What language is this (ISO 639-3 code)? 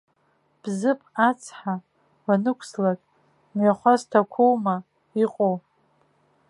abk